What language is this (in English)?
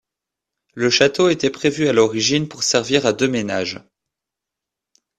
French